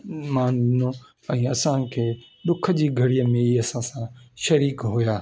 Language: Sindhi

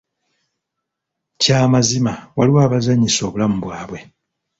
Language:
Ganda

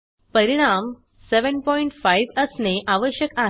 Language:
Marathi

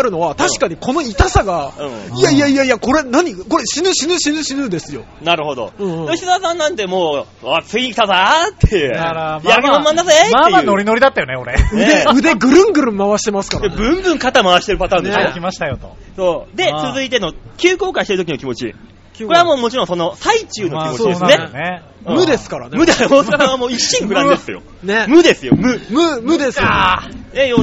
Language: Japanese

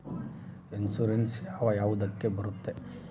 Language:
Kannada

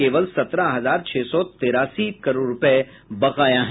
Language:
Hindi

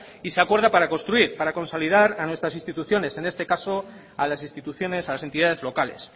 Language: Spanish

